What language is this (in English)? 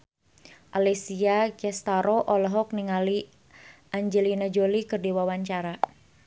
Sundanese